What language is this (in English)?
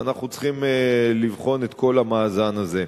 Hebrew